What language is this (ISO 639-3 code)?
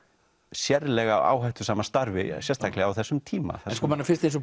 isl